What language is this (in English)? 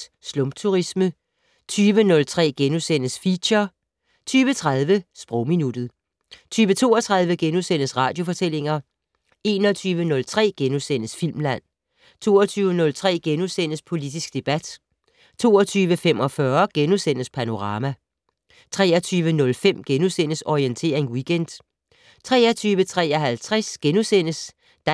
Danish